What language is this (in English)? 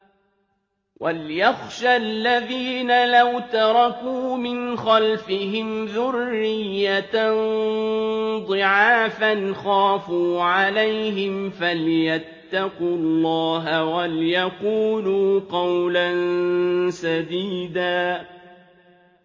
Arabic